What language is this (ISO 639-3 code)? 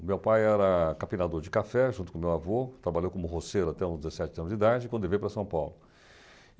por